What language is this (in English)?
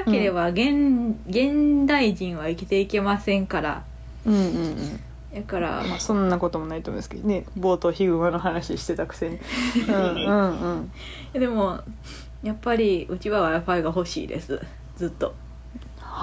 Japanese